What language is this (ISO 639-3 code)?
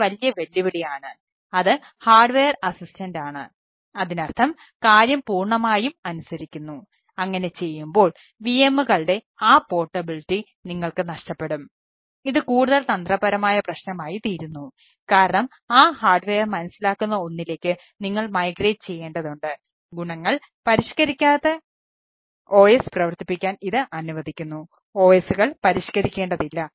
mal